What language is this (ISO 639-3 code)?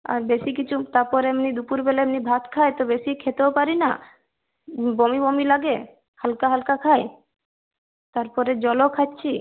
ben